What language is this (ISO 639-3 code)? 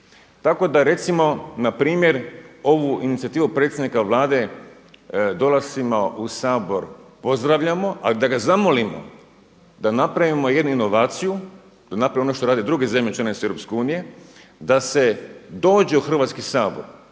hrv